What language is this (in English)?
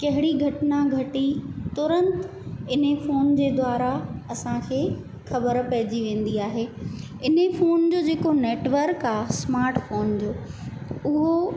Sindhi